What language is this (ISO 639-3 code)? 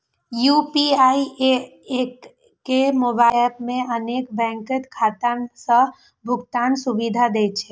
mai